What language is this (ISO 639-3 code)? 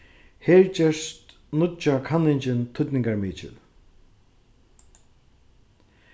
fao